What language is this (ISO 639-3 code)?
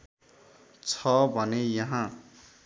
nep